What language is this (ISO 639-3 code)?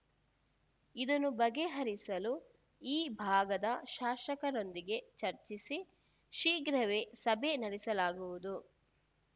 kan